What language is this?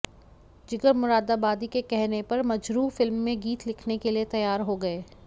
Hindi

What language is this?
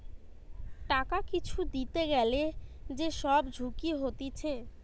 Bangla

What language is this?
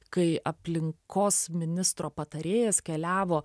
Lithuanian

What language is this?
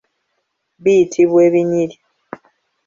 Ganda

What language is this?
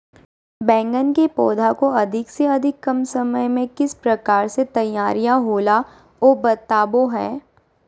Magahi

